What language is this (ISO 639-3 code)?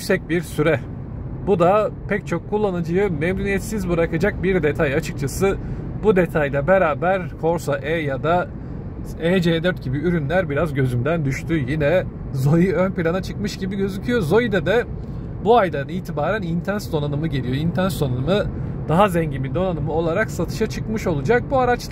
tur